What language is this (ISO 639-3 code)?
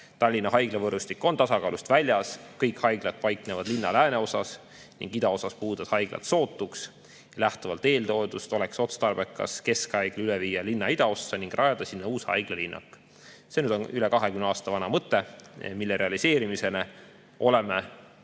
est